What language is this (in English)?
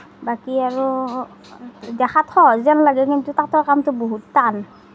Assamese